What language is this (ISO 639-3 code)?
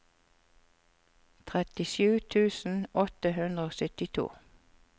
nor